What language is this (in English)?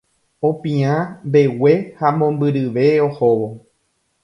Guarani